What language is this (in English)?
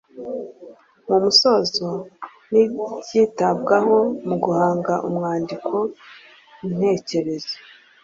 Kinyarwanda